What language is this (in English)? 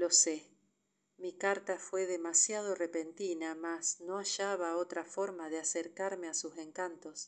Spanish